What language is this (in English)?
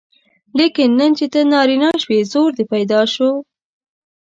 Pashto